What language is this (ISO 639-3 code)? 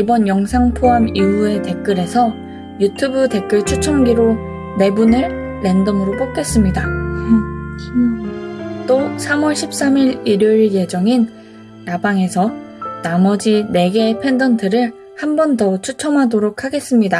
kor